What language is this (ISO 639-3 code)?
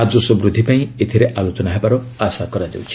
ori